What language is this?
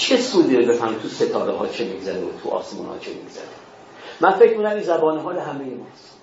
Persian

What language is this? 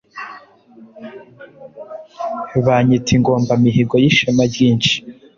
Kinyarwanda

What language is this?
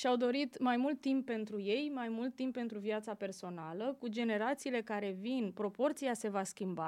Romanian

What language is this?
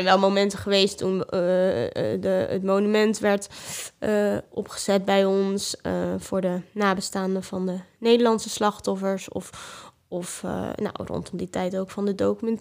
Dutch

